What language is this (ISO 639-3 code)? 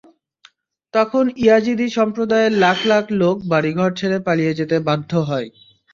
ben